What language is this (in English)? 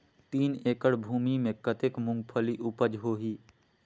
Chhattisgarhi